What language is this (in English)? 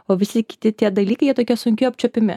Lithuanian